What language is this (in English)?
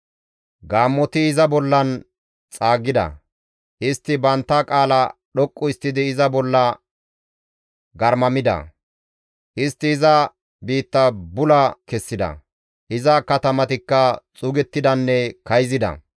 Gamo